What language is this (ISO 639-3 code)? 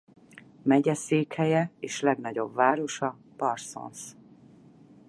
hun